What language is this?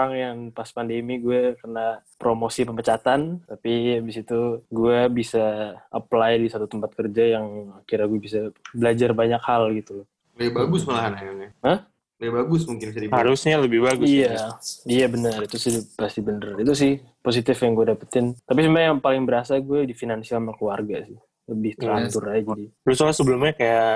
Indonesian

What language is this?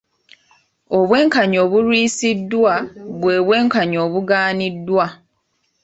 Ganda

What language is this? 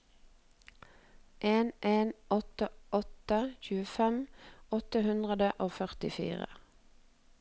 Norwegian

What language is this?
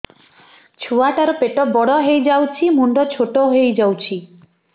Odia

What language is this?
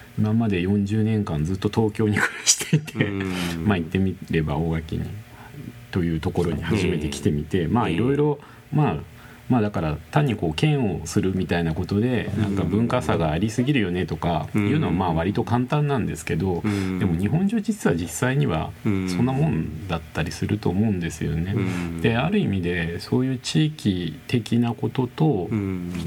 Japanese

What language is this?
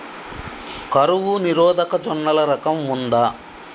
Telugu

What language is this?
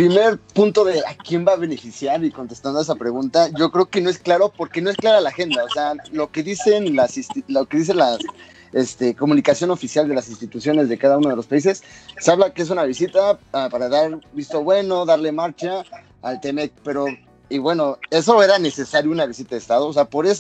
Spanish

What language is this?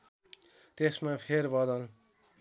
Nepali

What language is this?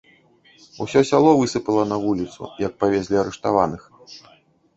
Belarusian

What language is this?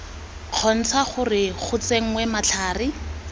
Tswana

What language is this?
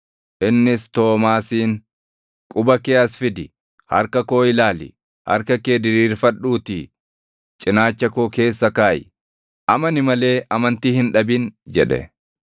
Oromo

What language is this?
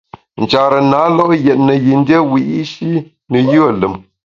Bamun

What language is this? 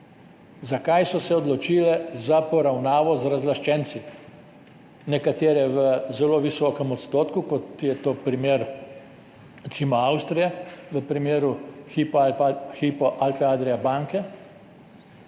Slovenian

